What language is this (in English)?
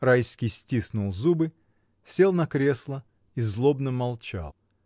Russian